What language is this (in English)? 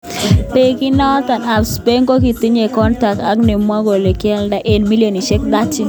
Kalenjin